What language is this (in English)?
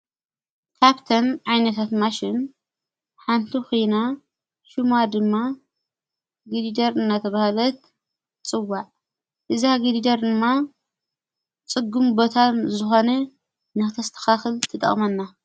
Tigrinya